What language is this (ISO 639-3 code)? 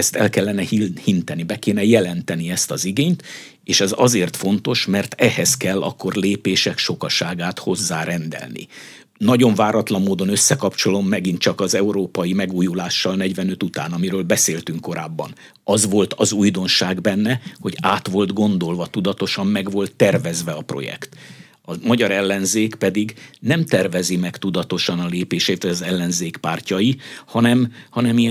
hun